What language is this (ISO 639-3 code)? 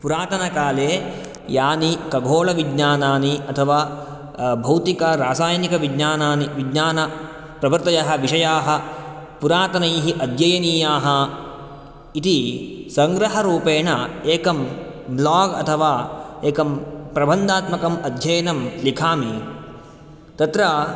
san